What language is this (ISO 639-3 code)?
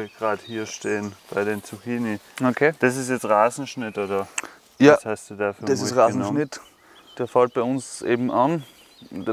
deu